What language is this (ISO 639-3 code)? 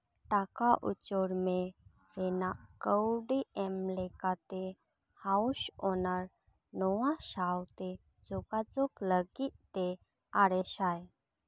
sat